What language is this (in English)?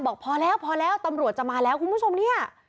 Thai